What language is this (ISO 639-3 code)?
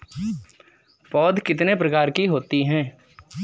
hin